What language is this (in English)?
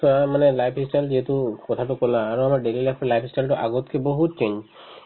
Assamese